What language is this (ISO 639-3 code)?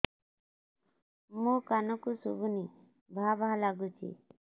ori